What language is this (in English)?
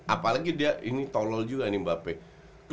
Indonesian